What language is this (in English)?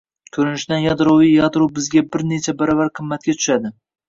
Uzbek